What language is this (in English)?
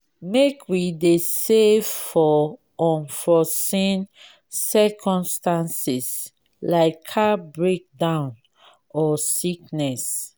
Nigerian Pidgin